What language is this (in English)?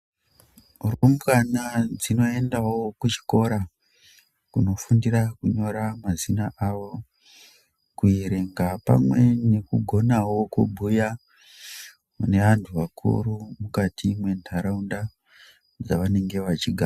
Ndau